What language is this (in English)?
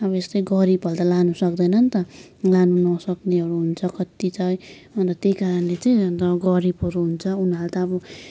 Nepali